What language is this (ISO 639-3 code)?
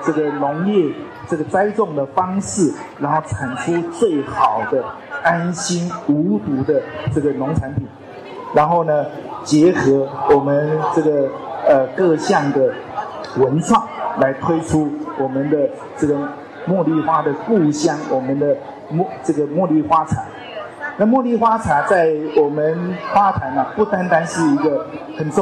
zho